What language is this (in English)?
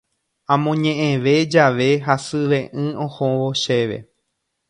Guarani